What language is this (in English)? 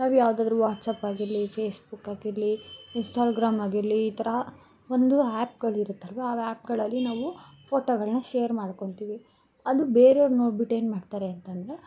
Kannada